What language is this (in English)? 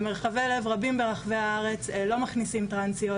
Hebrew